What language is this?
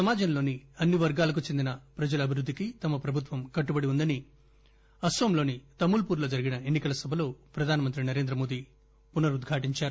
Telugu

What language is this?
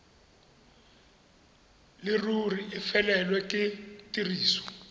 Tswana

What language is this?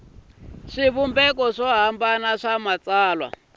Tsonga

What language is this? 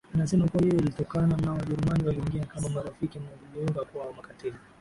Swahili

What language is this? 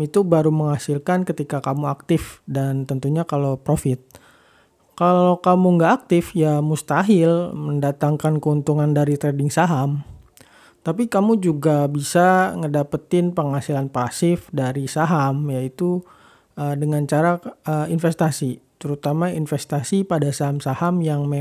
Indonesian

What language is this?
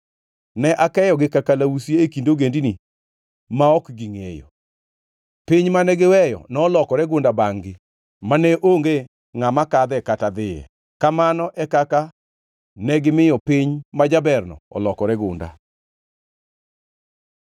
Luo (Kenya and Tanzania)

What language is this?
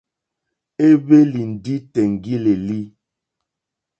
Mokpwe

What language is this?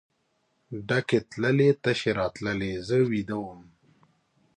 Pashto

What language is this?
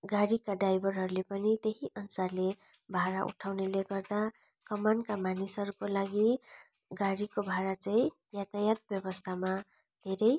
Nepali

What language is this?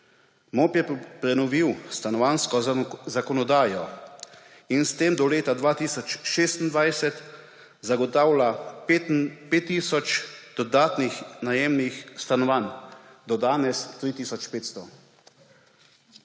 Slovenian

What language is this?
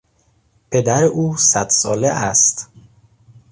Persian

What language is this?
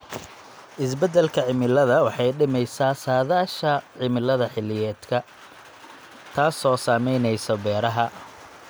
Somali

